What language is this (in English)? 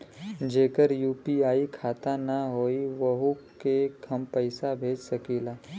Bhojpuri